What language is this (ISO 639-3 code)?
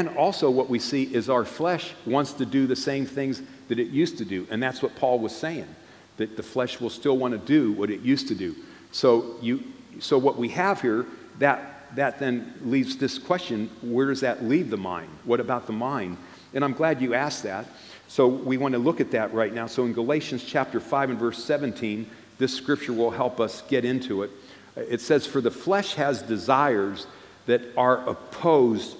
eng